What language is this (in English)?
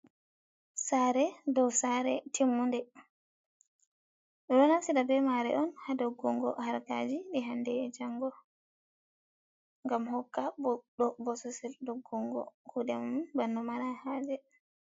Fula